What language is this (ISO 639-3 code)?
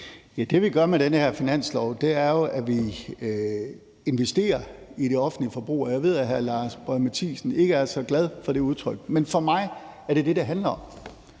dan